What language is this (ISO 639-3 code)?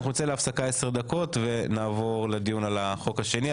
heb